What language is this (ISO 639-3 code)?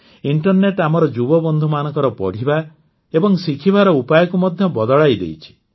ori